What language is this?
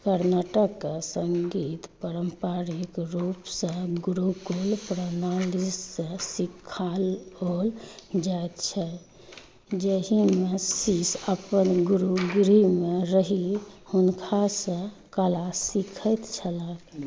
Maithili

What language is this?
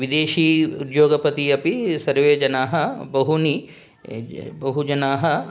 Sanskrit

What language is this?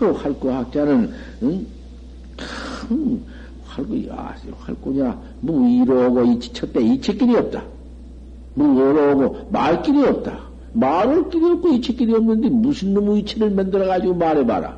Korean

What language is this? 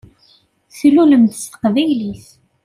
Kabyle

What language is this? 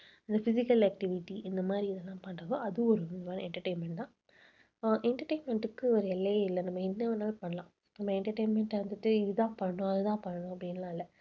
Tamil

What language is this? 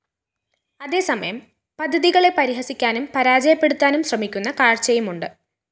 Malayalam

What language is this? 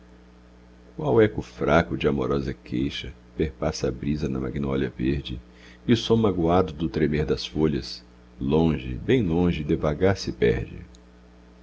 Portuguese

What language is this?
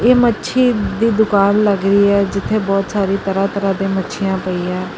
Punjabi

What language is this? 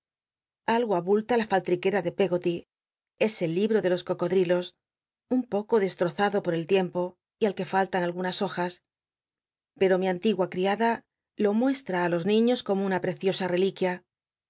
Spanish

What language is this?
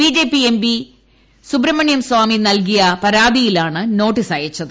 Malayalam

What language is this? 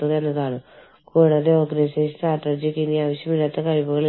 Malayalam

